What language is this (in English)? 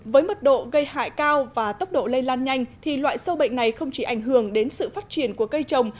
Vietnamese